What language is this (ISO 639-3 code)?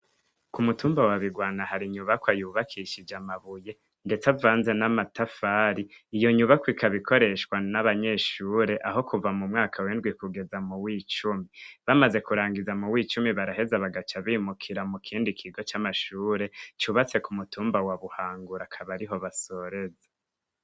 run